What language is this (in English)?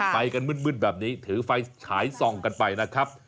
Thai